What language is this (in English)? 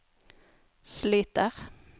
Norwegian